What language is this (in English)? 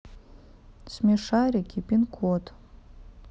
Russian